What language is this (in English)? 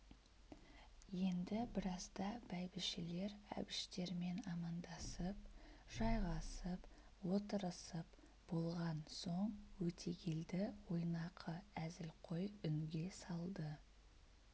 Kazakh